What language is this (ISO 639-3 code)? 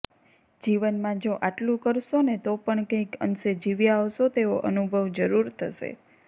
guj